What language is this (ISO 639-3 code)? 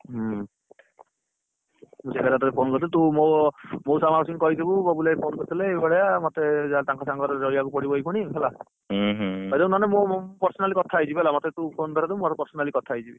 ori